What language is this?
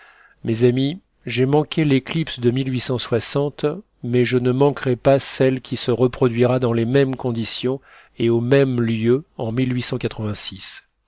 French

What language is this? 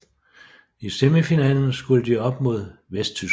Danish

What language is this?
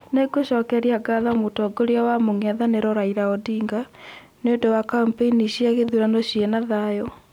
Kikuyu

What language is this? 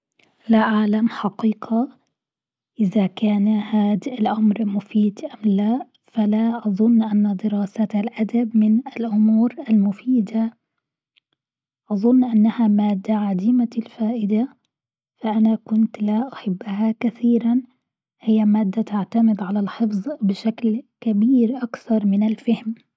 Gulf Arabic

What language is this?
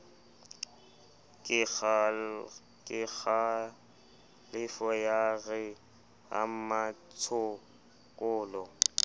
Southern Sotho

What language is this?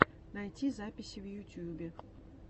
Russian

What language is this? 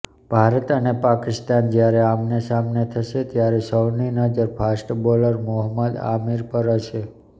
Gujarati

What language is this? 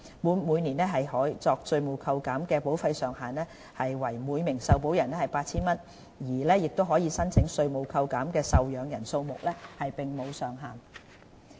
Cantonese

